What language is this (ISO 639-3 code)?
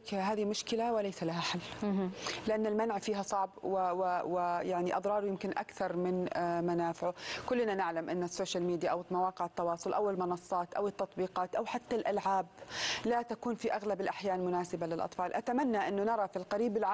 ara